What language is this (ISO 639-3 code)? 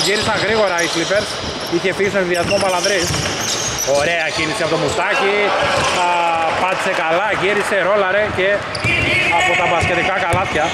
ell